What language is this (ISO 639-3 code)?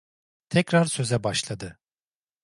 tur